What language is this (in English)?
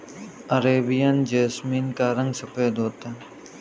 Hindi